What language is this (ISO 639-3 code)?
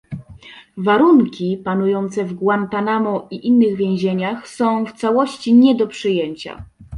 pol